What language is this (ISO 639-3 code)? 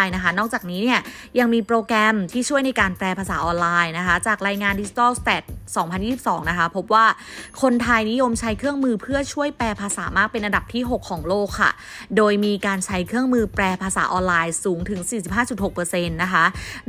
tha